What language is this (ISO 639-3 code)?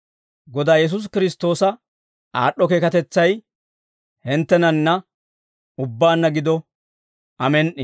dwr